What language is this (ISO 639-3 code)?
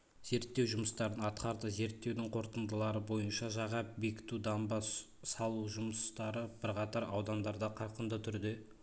kaz